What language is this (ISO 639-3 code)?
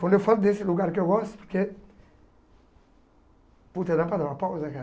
por